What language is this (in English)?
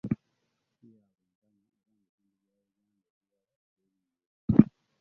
Ganda